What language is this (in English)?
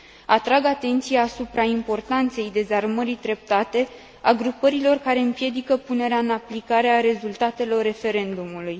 Romanian